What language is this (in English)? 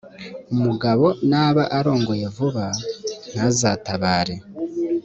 Kinyarwanda